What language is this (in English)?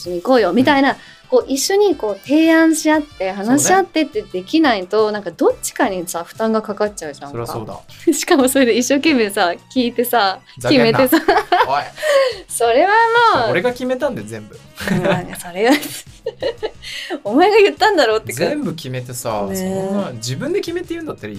Japanese